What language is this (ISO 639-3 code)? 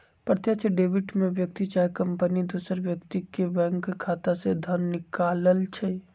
mag